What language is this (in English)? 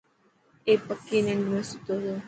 Dhatki